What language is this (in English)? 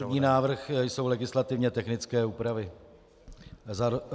Czech